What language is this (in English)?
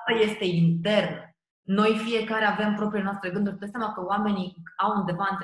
Romanian